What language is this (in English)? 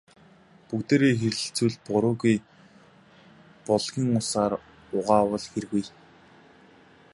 Mongolian